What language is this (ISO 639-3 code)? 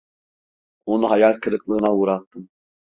tur